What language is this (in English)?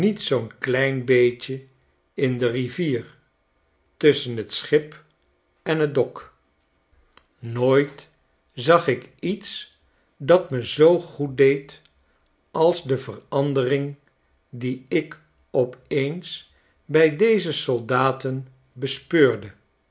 Dutch